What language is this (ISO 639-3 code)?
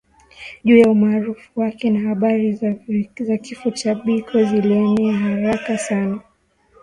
swa